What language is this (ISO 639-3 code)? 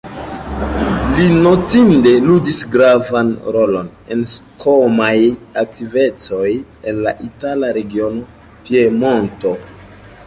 epo